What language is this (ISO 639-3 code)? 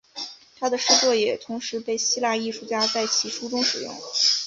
zho